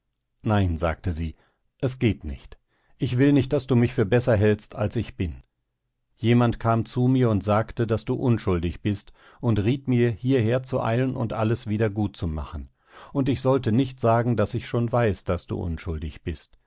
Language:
German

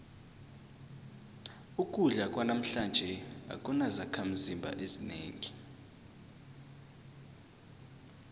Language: South Ndebele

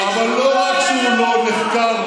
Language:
Hebrew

